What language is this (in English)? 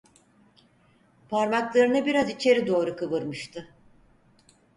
Turkish